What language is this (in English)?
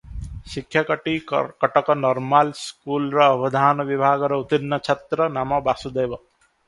Odia